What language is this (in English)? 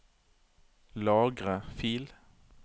Norwegian